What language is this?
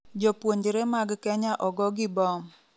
Luo (Kenya and Tanzania)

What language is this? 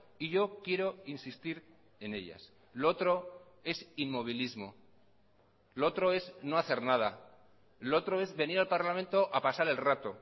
Spanish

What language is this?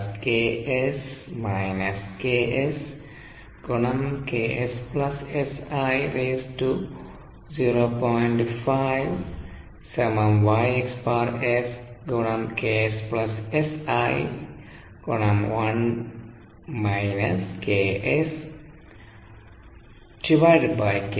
Malayalam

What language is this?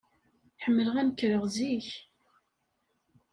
Kabyle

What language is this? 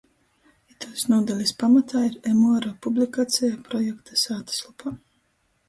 Latgalian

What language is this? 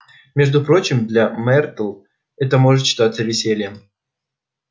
Russian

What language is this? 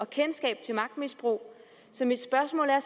Danish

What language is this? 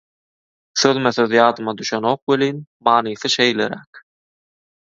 Turkmen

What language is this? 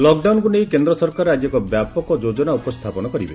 Odia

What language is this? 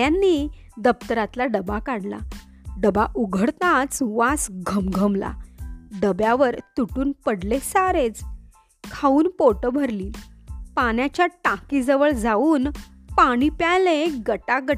Marathi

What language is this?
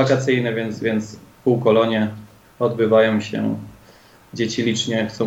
Polish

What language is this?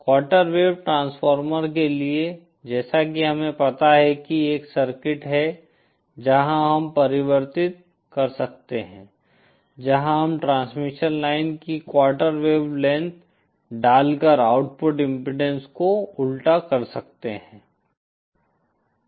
Hindi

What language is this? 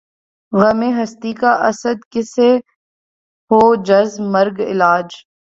Urdu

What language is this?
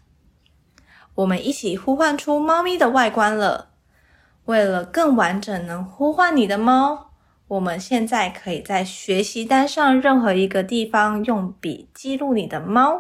Chinese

